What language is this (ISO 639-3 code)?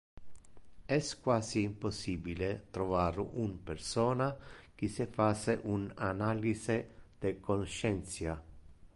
ina